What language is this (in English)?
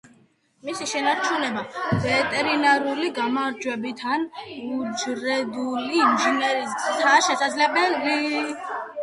Georgian